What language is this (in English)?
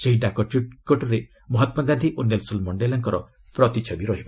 Odia